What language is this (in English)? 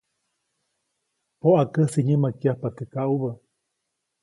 Copainalá Zoque